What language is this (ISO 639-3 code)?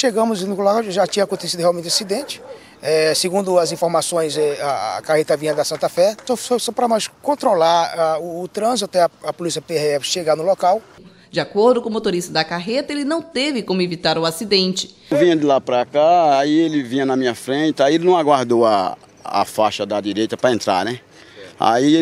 por